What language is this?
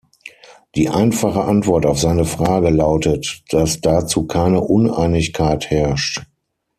German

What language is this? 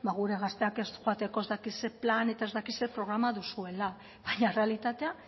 Basque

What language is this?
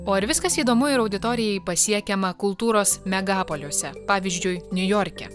Lithuanian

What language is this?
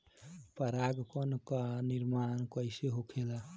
Bhojpuri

